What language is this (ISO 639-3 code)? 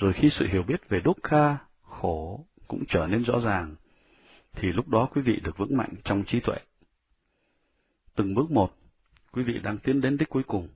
vie